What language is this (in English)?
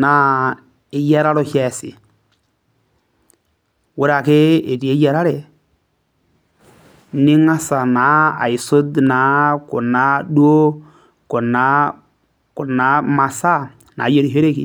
Masai